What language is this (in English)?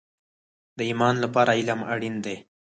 Pashto